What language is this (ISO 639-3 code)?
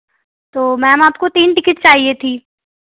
hin